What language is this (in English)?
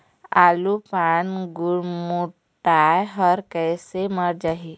Chhattisgarhi